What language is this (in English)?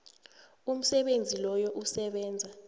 South Ndebele